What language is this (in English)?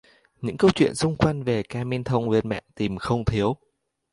Vietnamese